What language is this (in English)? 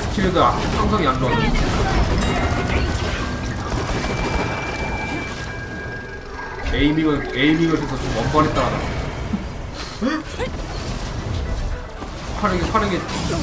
Korean